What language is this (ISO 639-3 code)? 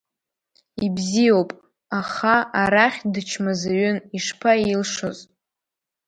abk